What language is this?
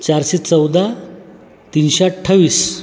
Marathi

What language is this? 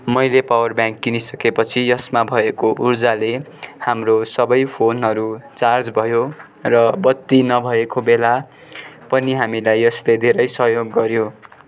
Nepali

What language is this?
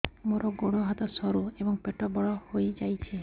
Odia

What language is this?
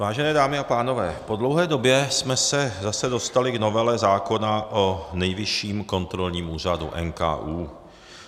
Czech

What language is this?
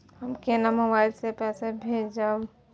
Maithili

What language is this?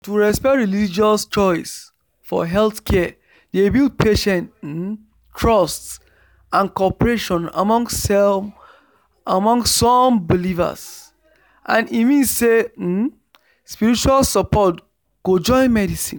Nigerian Pidgin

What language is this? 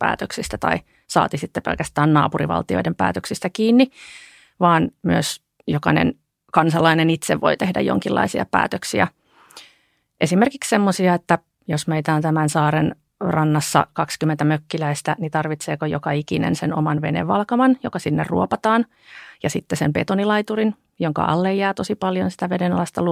Finnish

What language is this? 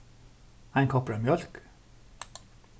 Faroese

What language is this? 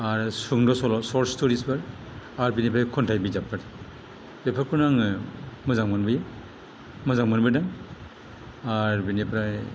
Bodo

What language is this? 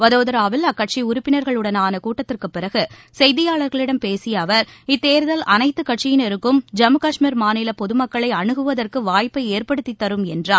Tamil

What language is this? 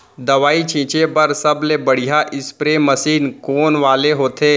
Chhattisgarhi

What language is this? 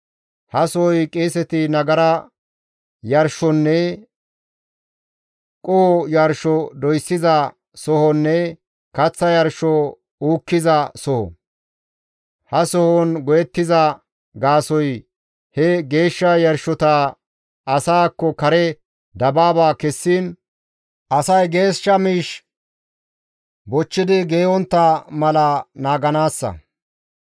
Gamo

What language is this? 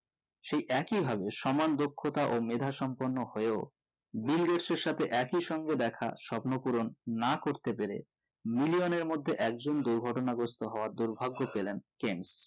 Bangla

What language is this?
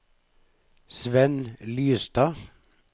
Norwegian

